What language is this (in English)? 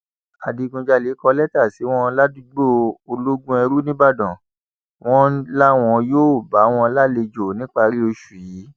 Yoruba